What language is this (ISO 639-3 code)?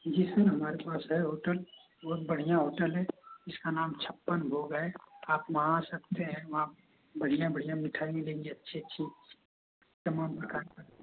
hin